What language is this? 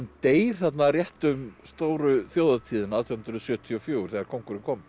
Icelandic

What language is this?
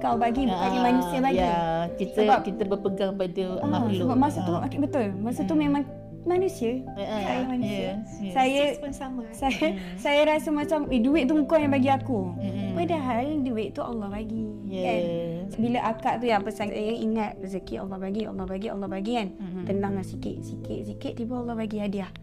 Malay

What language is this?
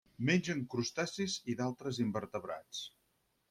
Catalan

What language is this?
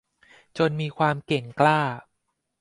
Thai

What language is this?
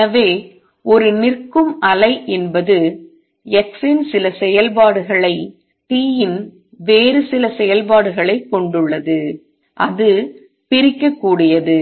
Tamil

